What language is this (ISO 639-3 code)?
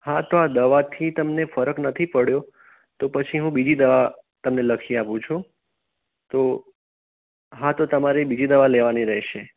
guj